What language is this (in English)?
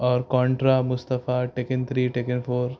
Urdu